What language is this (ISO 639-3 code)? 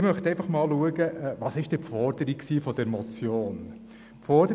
gsw